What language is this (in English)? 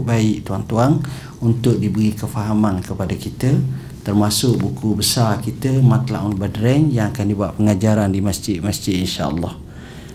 Malay